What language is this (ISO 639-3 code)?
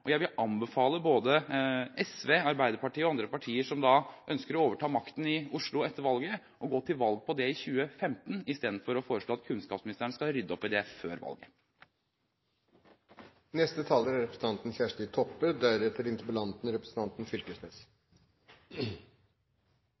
nor